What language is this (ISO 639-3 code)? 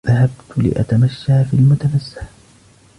ara